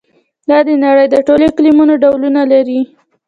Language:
Pashto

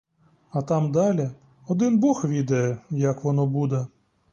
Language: Ukrainian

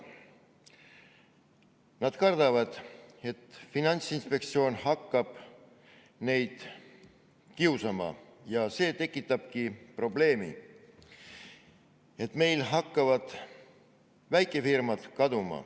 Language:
Estonian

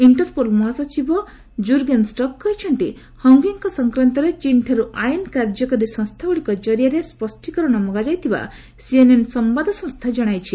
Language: Odia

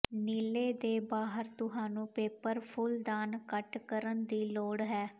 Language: Punjabi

